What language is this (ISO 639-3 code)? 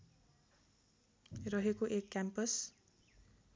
nep